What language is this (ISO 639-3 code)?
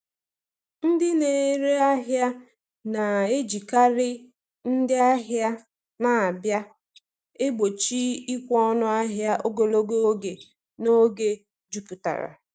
ibo